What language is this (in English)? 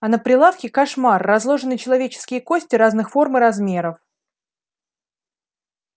Russian